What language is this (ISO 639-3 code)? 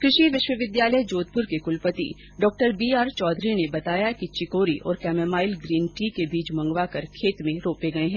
hin